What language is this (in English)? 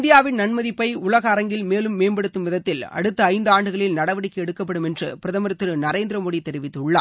Tamil